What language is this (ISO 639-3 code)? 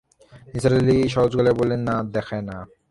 ben